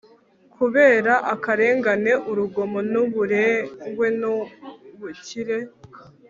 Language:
Kinyarwanda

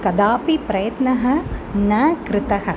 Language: Sanskrit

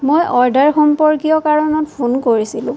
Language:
Assamese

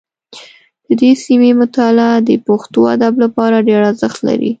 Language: Pashto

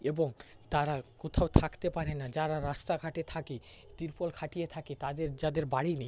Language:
Bangla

